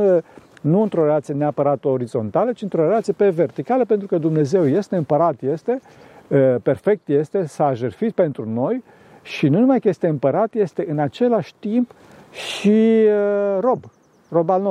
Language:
Romanian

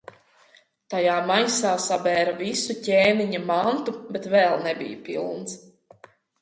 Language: Latvian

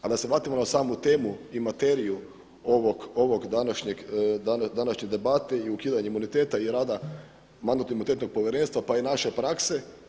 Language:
Croatian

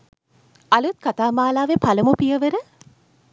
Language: Sinhala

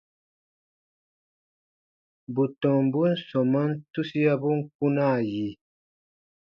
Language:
Baatonum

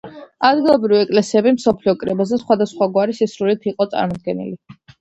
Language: Georgian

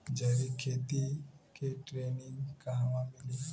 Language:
Bhojpuri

